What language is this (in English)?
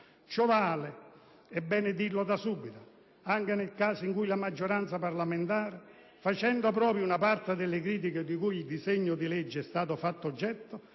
Italian